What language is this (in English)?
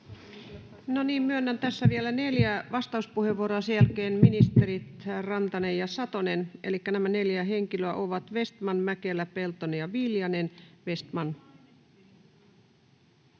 Finnish